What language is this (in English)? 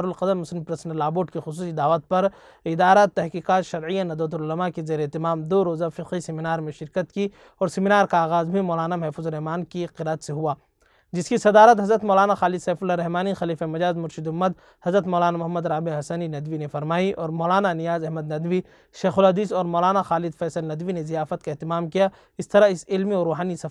Arabic